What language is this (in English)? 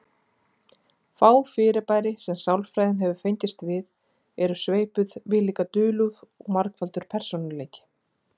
Icelandic